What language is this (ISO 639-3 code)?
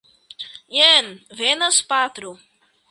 epo